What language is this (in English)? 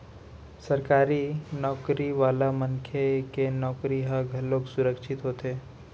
Chhattisgarhi